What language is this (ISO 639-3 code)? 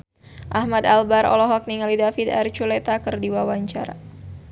sun